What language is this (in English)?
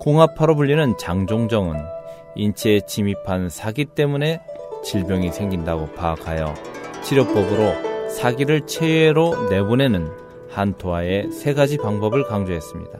Korean